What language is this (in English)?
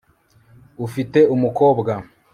Kinyarwanda